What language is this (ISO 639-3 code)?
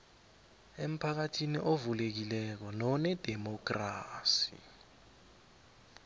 nbl